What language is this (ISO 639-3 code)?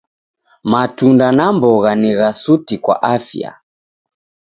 dav